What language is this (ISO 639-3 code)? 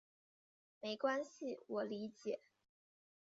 zho